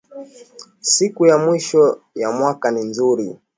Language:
Swahili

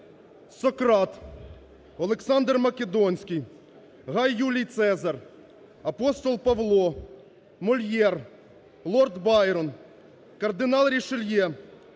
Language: Ukrainian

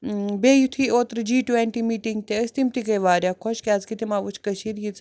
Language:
Kashmiri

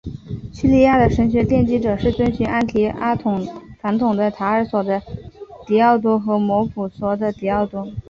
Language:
Chinese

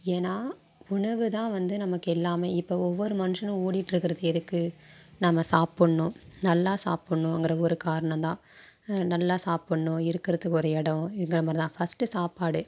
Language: Tamil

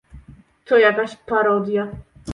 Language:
Polish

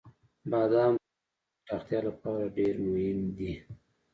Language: Pashto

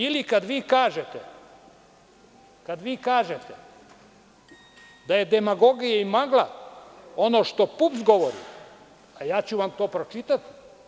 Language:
Serbian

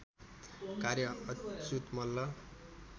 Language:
Nepali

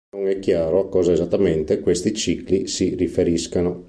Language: Italian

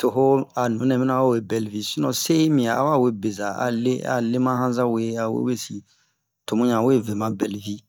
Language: Bomu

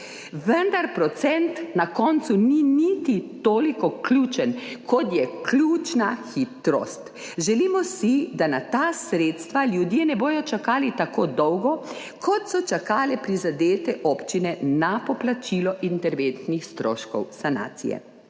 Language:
Slovenian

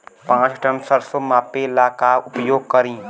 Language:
Bhojpuri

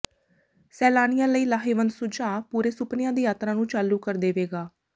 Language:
Punjabi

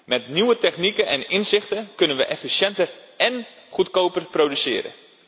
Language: Dutch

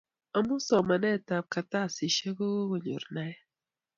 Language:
Kalenjin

